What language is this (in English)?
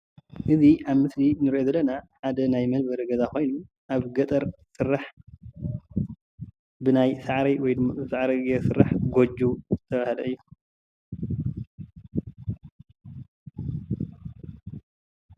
Tigrinya